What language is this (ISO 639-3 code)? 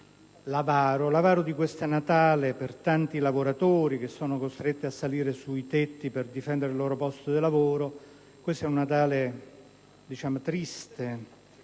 ita